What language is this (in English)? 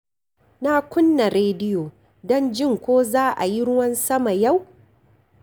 Hausa